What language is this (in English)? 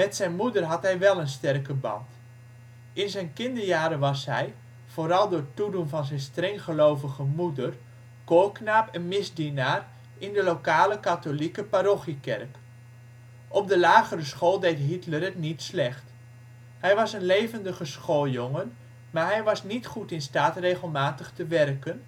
Dutch